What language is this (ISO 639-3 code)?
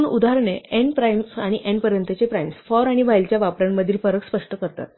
mar